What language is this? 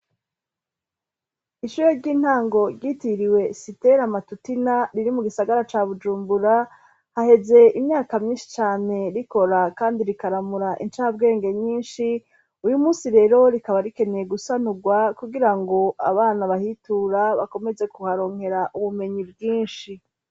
Rundi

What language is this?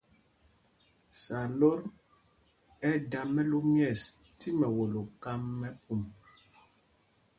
Mpumpong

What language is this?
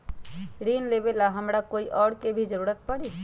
Magahi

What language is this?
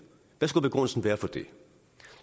Danish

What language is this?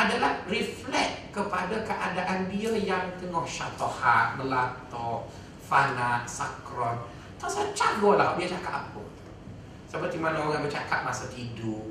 Malay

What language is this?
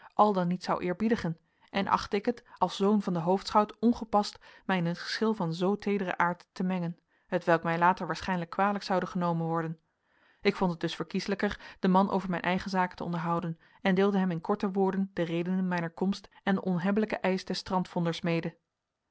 Dutch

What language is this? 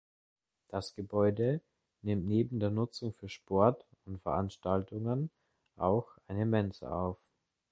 German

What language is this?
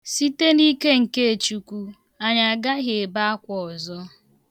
Igbo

